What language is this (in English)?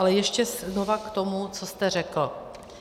Czech